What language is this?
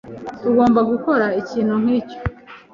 Kinyarwanda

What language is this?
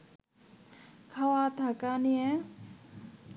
Bangla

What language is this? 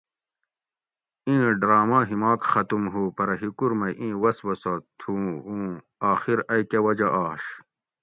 Gawri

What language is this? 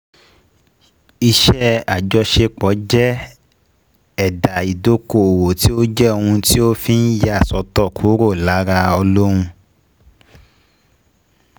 Yoruba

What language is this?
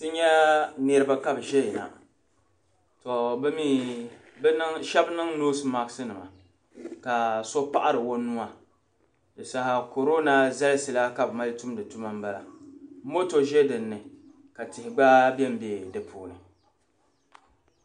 Dagbani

